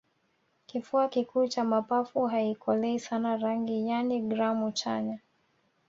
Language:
Swahili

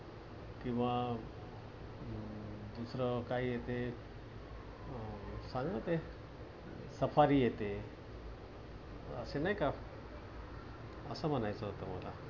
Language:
Marathi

